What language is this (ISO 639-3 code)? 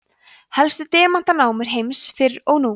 isl